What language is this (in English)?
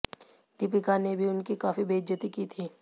Hindi